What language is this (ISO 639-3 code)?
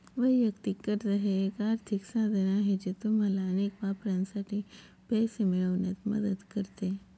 mar